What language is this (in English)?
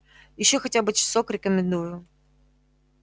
Russian